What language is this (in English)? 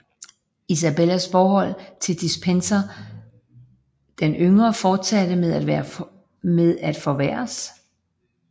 Danish